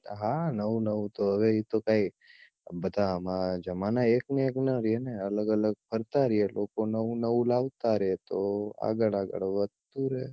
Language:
Gujarati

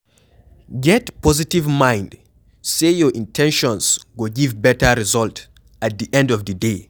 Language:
Nigerian Pidgin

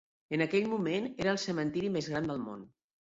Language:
Catalan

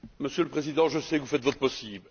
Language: French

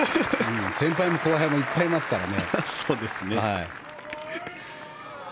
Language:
Japanese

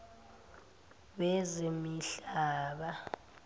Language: Zulu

